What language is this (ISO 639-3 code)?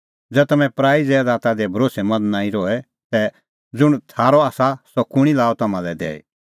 kfx